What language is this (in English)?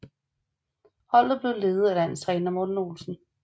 Danish